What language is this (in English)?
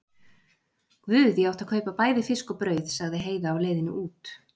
Icelandic